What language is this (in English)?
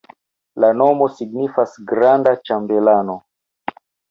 Esperanto